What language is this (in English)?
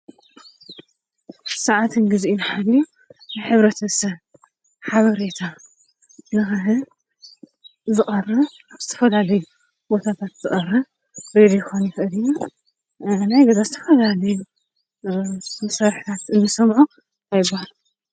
Tigrinya